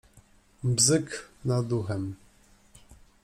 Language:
Polish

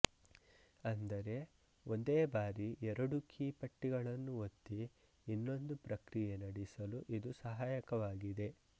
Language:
Kannada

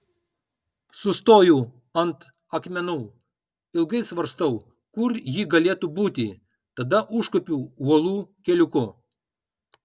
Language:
Lithuanian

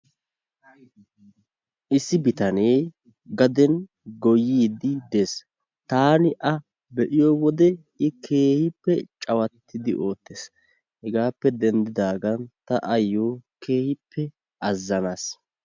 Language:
Wolaytta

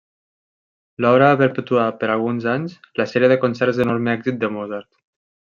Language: Catalan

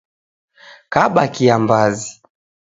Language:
Taita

